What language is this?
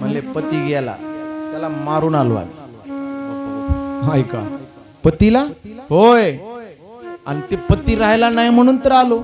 Marathi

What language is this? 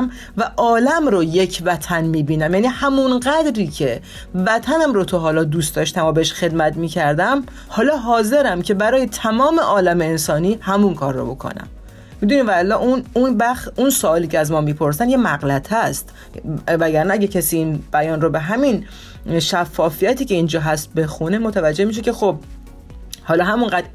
Persian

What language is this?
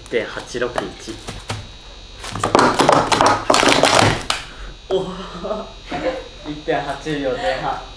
Japanese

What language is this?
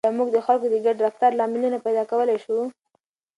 Pashto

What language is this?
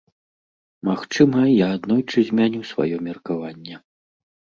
Belarusian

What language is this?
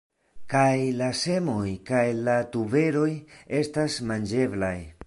Esperanto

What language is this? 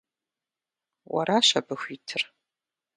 Kabardian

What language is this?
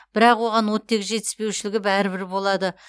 Kazakh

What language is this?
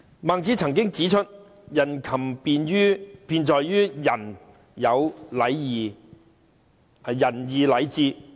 Cantonese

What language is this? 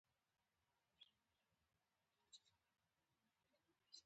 Pashto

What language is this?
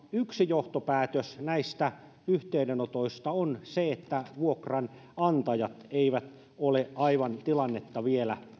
Finnish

